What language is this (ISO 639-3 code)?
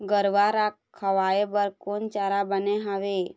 hne